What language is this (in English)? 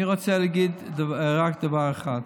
Hebrew